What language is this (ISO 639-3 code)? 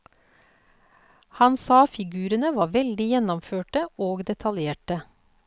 nor